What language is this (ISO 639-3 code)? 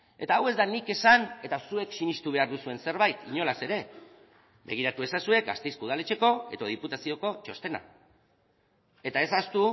eus